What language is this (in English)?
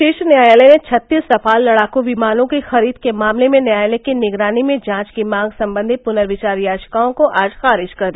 Hindi